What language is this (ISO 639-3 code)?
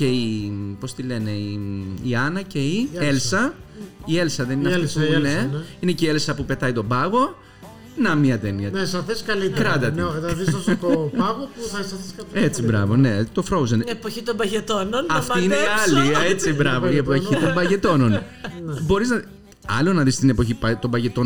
ell